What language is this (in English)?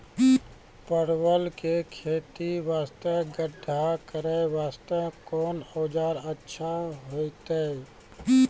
Maithili